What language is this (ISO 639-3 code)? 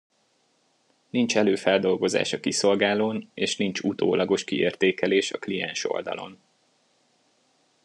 hun